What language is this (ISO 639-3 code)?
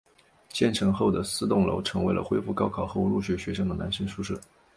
zho